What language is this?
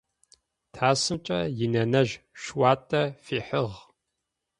Adyghe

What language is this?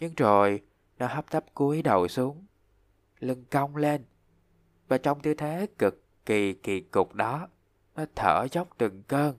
Vietnamese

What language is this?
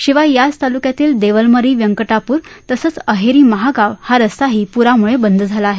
Marathi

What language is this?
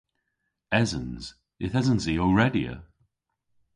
Cornish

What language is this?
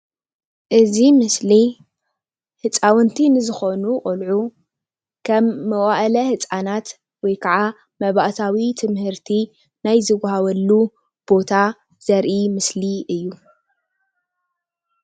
Tigrinya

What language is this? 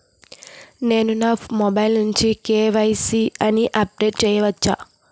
Telugu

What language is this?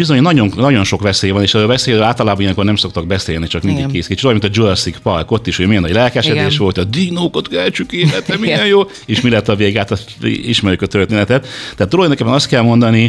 Hungarian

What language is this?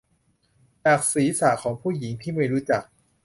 Thai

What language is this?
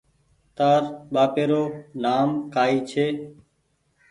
Goaria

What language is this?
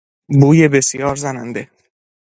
Persian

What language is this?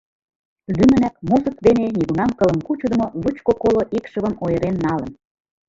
Mari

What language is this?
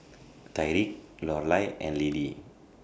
English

